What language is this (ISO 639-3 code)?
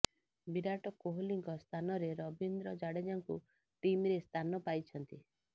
ori